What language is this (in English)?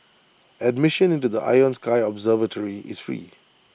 English